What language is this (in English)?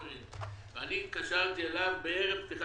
Hebrew